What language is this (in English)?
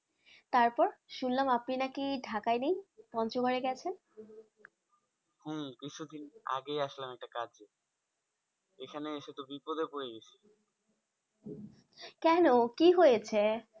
Bangla